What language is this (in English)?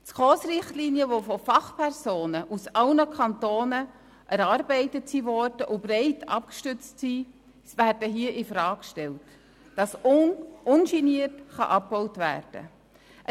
Swiss German